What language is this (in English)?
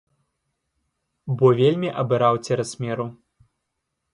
Belarusian